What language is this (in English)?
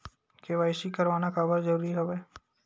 Chhattisgarhi